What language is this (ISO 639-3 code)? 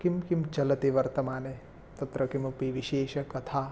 san